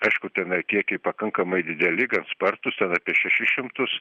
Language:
Lithuanian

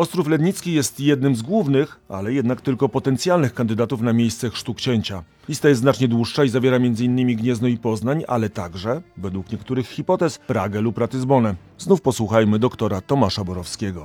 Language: Polish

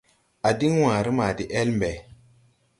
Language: Tupuri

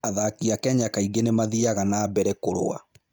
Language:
Kikuyu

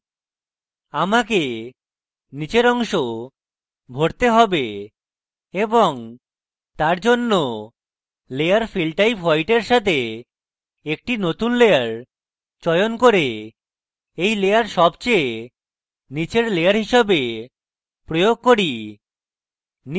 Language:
Bangla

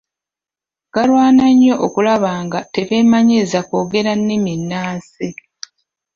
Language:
Ganda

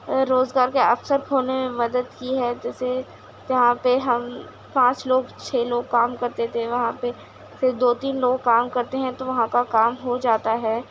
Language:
Urdu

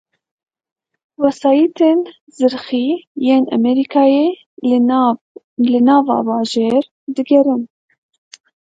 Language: Kurdish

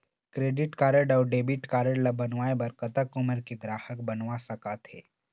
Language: Chhattisgarhi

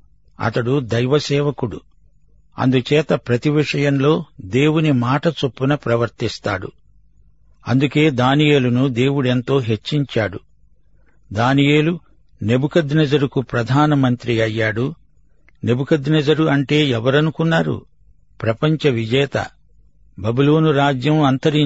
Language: Telugu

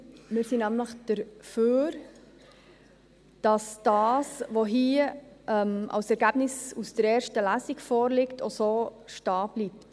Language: Swiss German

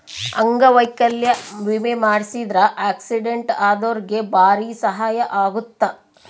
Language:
Kannada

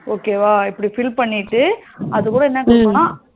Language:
Tamil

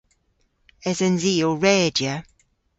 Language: Cornish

